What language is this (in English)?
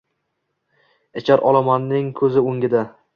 Uzbek